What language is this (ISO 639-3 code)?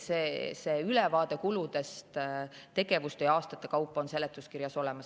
est